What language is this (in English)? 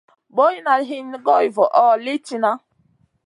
Masana